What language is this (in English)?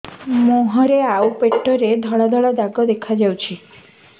Odia